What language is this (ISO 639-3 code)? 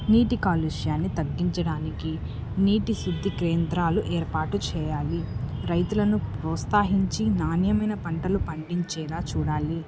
tel